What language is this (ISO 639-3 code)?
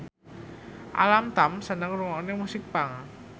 jav